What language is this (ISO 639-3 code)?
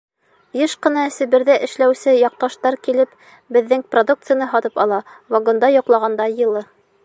bak